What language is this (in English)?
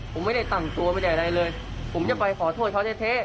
Thai